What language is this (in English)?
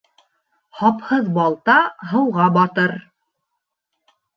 Bashkir